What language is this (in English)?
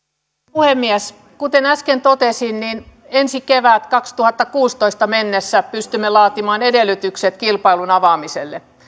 Finnish